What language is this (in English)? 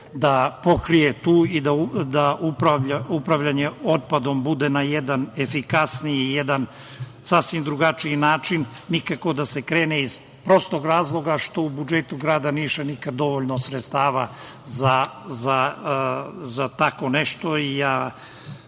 Serbian